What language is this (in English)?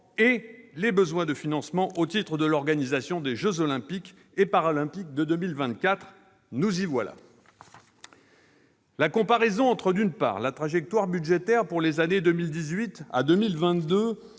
French